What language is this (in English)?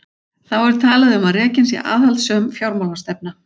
Icelandic